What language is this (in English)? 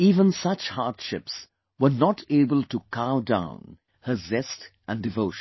English